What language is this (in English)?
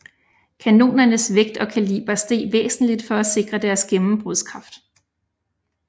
Danish